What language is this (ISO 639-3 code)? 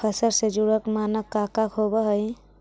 mag